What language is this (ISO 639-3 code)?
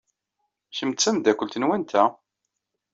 kab